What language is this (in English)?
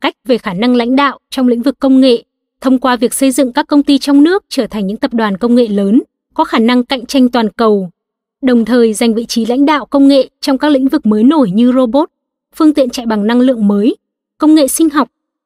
Vietnamese